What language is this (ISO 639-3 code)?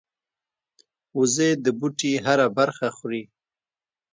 pus